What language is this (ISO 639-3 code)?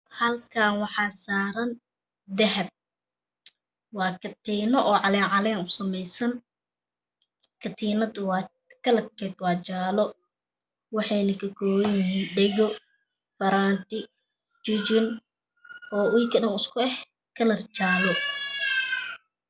som